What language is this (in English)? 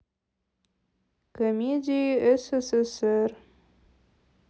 Russian